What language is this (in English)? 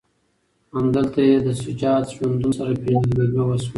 Pashto